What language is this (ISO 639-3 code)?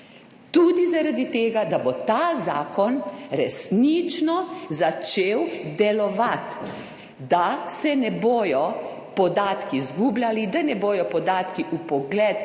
slv